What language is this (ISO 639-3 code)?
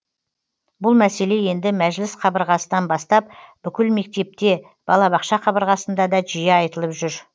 kaz